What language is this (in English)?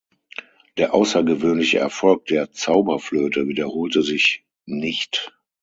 German